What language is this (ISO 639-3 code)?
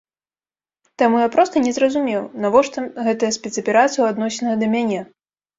bel